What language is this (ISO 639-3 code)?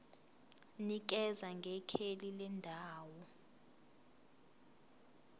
zul